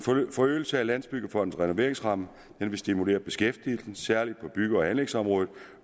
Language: Danish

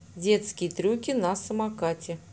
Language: Russian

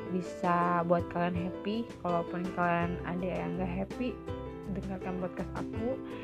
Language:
Indonesian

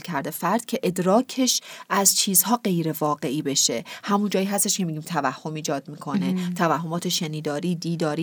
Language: Persian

